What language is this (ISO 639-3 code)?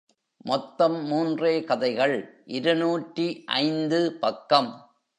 tam